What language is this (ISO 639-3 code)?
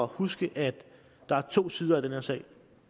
dan